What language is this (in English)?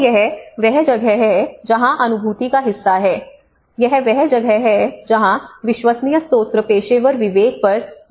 Hindi